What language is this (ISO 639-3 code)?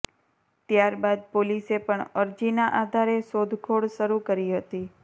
guj